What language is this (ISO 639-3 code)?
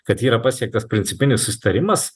lit